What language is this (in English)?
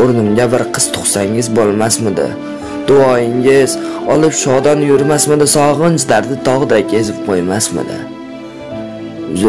Turkish